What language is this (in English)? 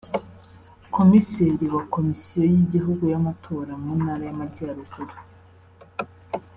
Kinyarwanda